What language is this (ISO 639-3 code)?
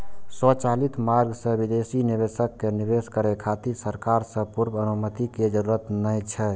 mai